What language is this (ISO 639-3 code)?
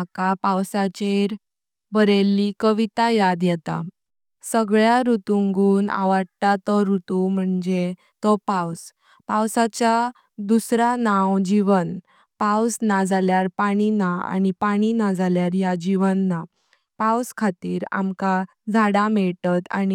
kok